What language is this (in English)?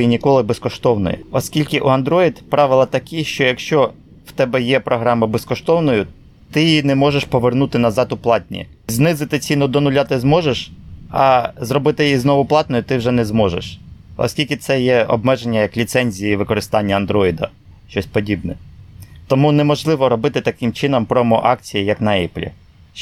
Ukrainian